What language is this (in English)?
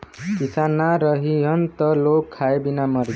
Bhojpuri